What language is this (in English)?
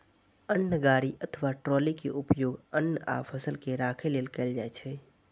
Maithili